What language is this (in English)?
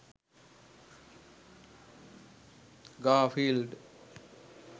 Sinhala